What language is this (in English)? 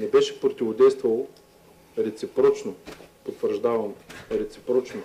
Bulgarian